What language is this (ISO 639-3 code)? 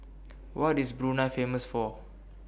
eng